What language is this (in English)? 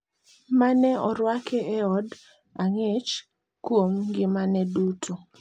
Luo (Kenya and Tanzania)